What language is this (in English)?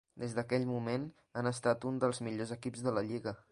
Catalan